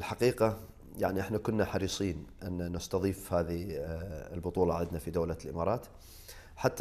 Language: Arabic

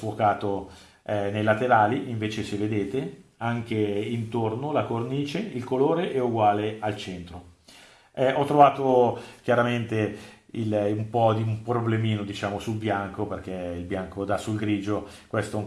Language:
Italian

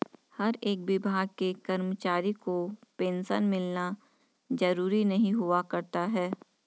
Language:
Hindi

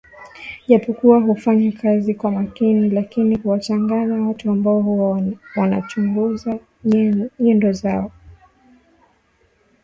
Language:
Swahili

